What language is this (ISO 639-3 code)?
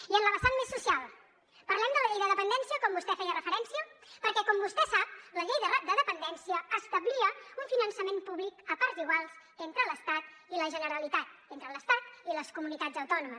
cat